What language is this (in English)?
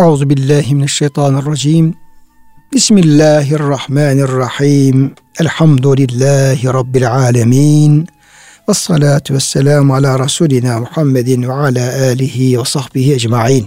Turkish